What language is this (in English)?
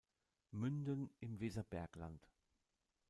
German